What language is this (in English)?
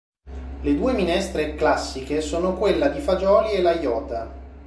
Italian